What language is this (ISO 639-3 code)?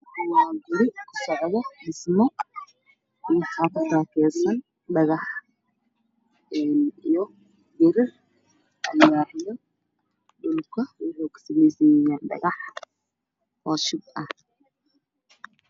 som